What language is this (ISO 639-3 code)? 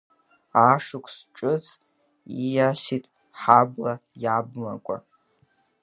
abk